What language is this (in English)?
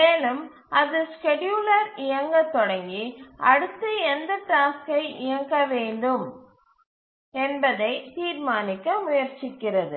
Tamil